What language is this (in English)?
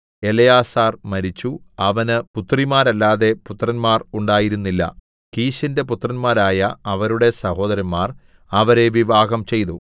Malayalam